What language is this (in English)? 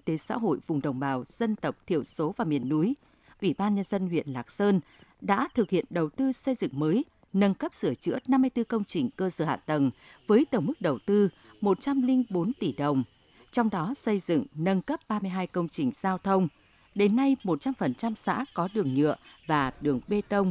Vietnamese